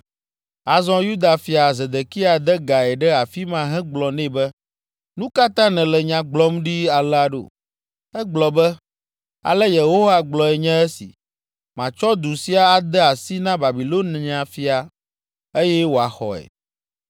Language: Ewe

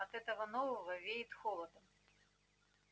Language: Russian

